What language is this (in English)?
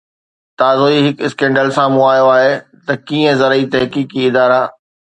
Sindhi